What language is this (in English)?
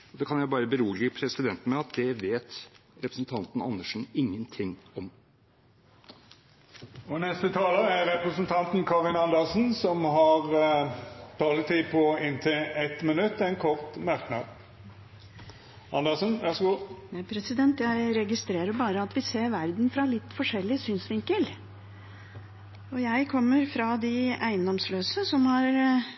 Norwegian